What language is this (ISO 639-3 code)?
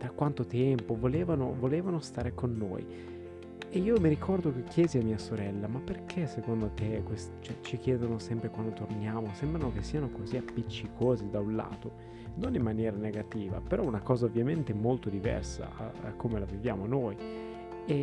ita